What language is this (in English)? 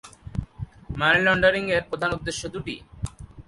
Bangla